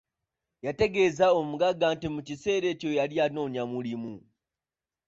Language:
Ganda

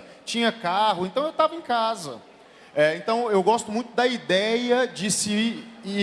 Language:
Portuguese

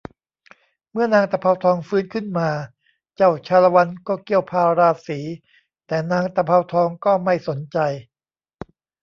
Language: Thai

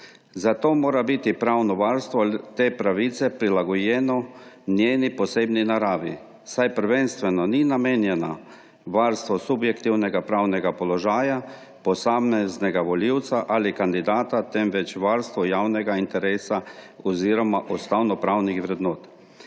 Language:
Slovenian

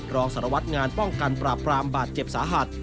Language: Thai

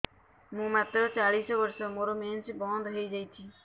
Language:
Odia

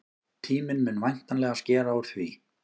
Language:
Icelandic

